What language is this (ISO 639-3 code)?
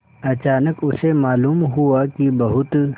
hin